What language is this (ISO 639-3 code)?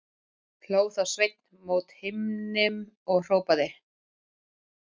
isl